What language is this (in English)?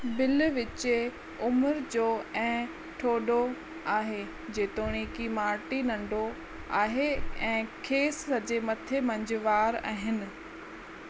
Sindhi